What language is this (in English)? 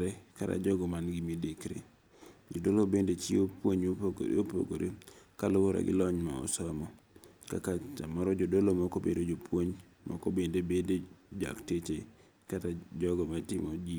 Luo (Kenya and Tanzania)